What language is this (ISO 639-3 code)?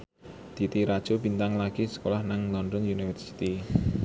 jav